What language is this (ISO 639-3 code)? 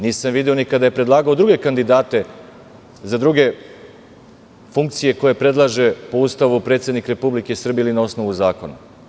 srp